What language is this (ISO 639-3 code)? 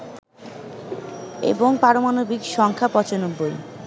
ben